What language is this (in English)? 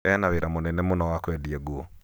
Kikuyu